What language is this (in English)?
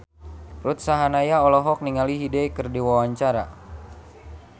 Sundanese